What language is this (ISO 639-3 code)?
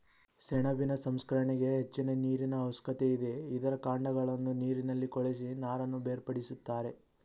kan